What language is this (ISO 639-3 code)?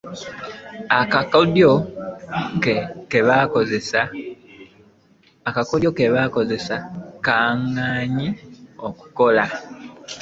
lug